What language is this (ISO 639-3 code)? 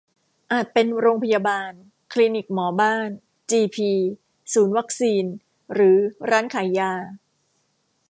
tha